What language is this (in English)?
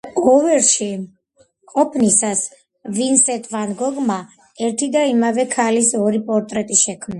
Georgian